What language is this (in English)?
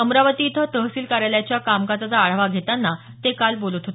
Marathi